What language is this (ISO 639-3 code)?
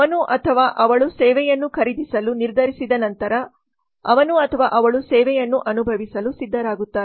kan